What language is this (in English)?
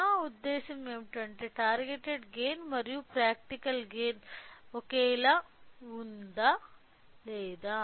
Telugu